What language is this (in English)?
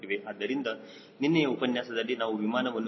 Kannada